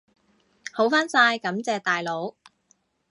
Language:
Cantonese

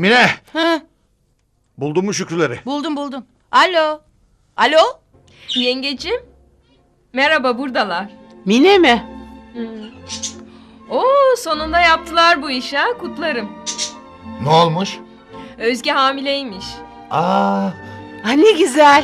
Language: Turkish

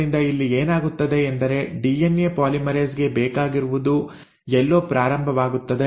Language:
Kannada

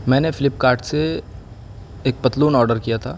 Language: Urdu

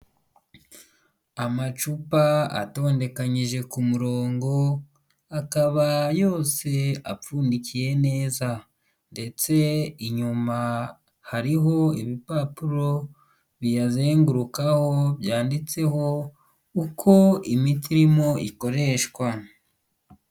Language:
Kinyarwanda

